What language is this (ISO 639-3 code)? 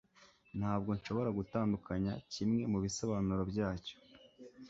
kin